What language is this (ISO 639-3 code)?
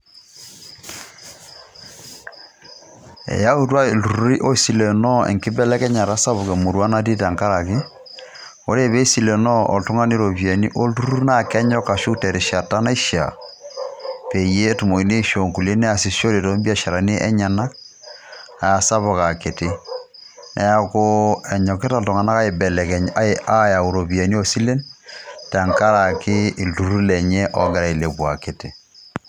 mas